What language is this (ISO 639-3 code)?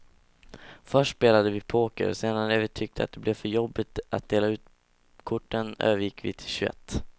swe